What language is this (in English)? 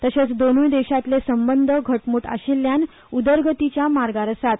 Konkani